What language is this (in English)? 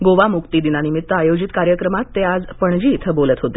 Marathi